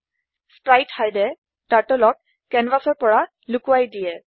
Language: Assamese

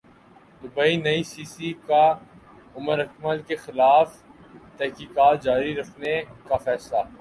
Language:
Urdu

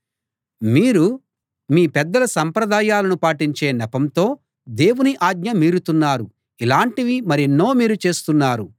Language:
Telugu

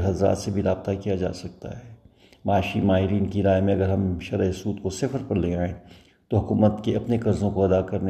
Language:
Urdu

